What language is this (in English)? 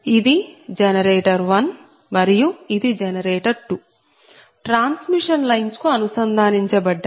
Telugu